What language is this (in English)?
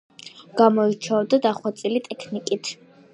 Georgian